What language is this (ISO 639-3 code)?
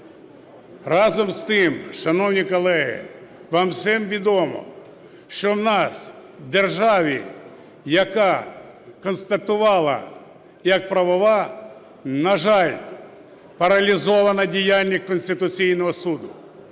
ukr